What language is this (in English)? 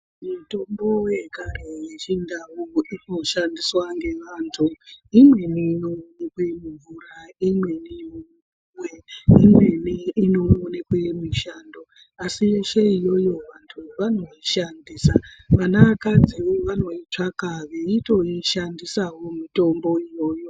Ndau